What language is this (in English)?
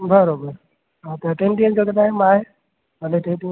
Sindhi